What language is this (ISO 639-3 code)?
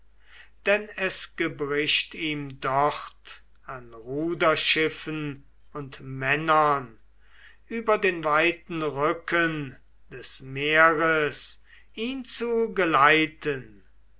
deu